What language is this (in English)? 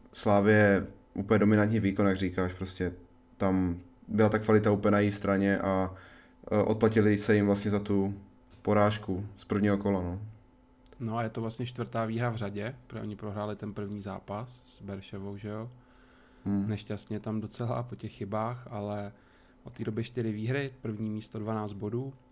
Czech